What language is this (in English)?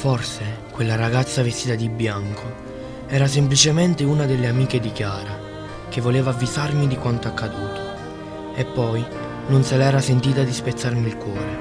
Italian